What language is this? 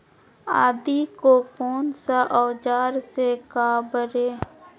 Magahi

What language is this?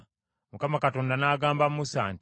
Ganda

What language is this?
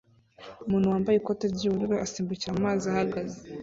Kinyarwanda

